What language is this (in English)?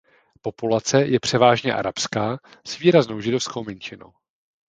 Czech